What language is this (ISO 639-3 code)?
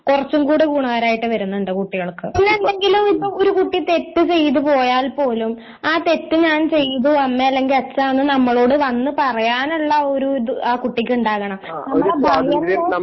mal